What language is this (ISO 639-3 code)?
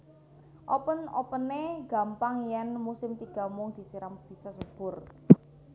jav